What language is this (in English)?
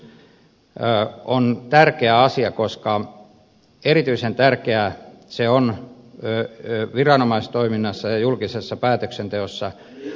Finnish